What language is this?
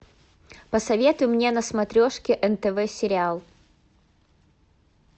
Russian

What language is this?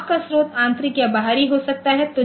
Hindi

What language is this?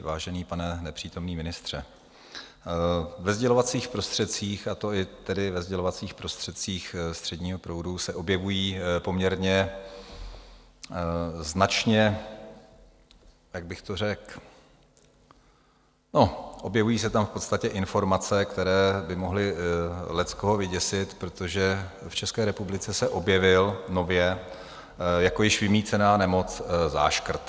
Czech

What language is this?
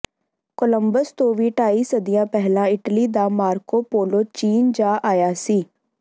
Punjabi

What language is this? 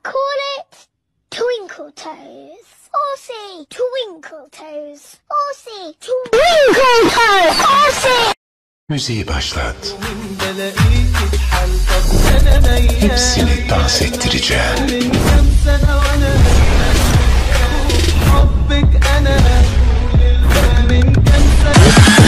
Turkish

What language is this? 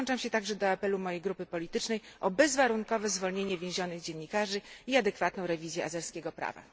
Polish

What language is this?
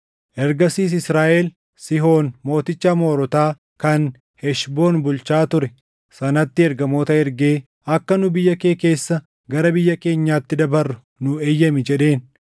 Oromo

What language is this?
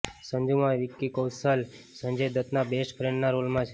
Gujarati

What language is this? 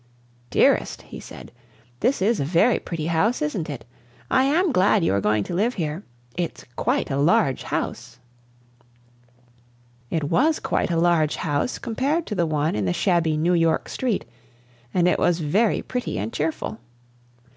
English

